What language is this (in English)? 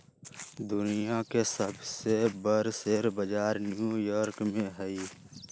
Magahi